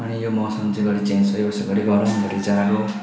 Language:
Nepali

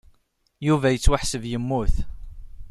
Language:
Kabyle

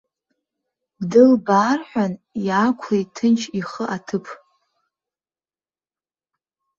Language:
Abkhazian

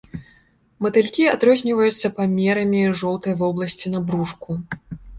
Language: Belarusian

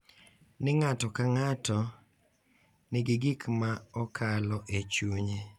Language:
Luo (Kenya and Tanzania)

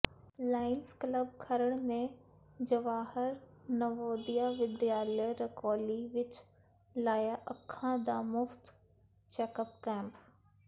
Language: Punjabi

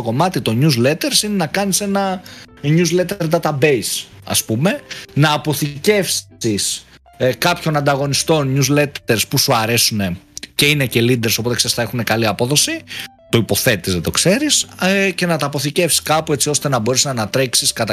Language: Greek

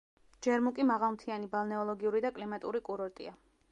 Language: Georgian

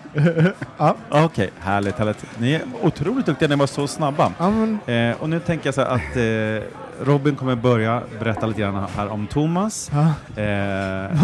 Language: Swedish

